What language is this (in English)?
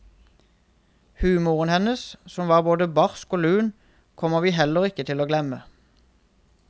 Norwegian